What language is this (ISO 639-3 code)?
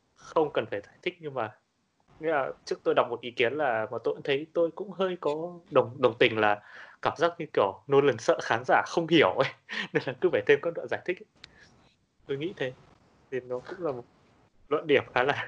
vie